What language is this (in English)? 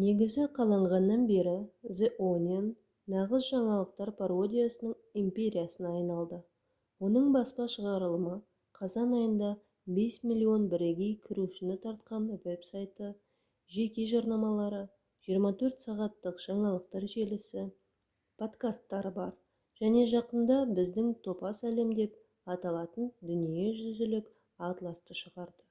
Kazakh